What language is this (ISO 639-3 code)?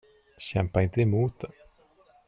swe